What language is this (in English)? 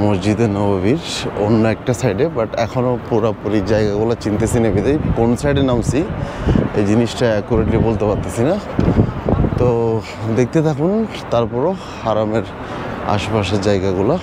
Bangla